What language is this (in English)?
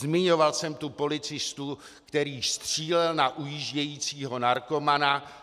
Czech